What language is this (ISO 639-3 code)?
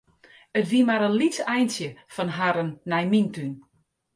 fry